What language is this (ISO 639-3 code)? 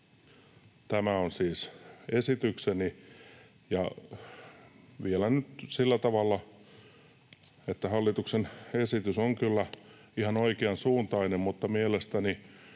fin